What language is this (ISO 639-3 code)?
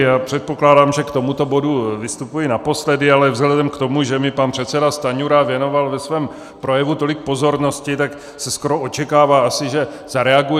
ces